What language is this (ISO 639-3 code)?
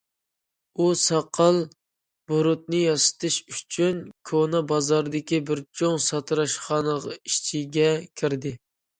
uig